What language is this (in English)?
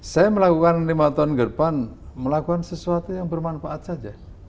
Indonesian